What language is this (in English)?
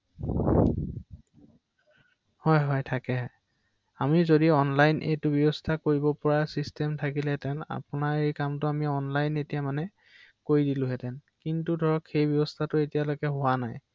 Assamese